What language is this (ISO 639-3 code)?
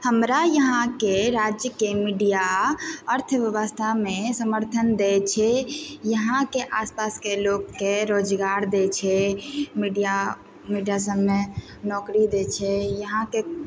mai